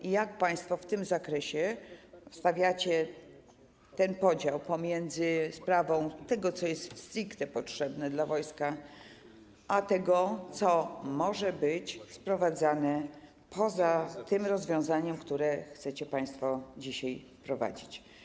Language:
Polish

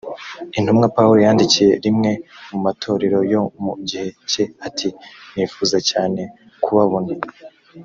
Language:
Kinyarwanda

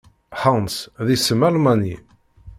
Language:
Kabyle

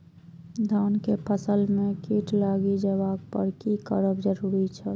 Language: Maithili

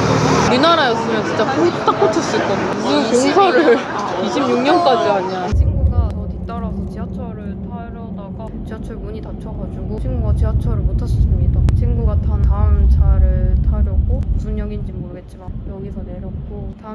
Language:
Korean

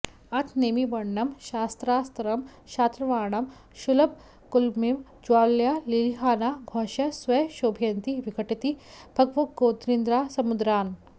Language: Sanskrit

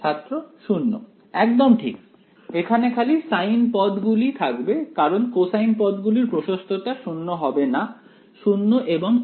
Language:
Bangla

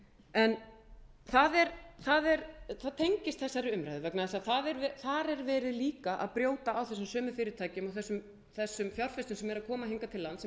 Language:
Icelandic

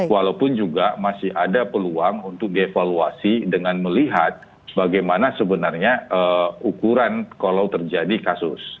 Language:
Indonesian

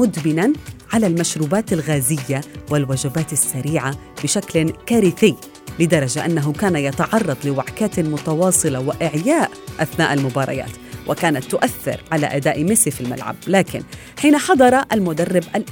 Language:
Arabic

